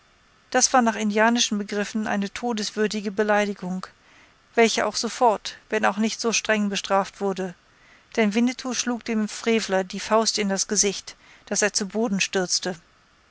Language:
German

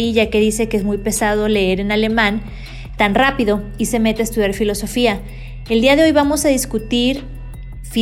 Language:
Spanish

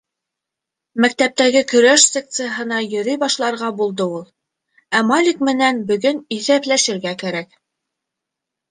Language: Bashkir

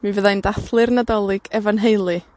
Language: Welsh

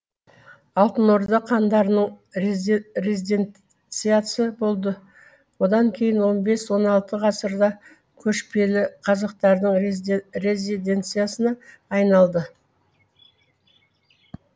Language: Kazakh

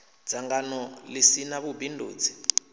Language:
Venda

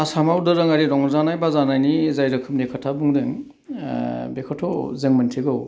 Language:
Bodo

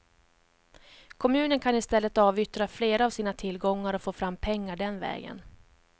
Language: Swedish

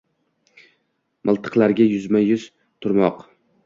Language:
Uzbek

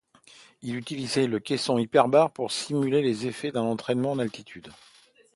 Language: French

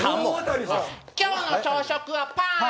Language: Japanese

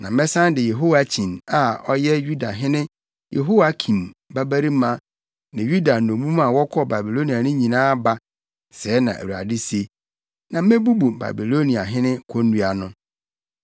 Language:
Akan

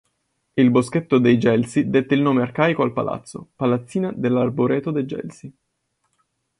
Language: Italian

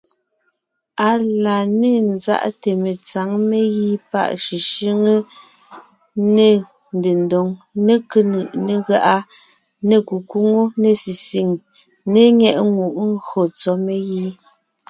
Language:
Ngiemboon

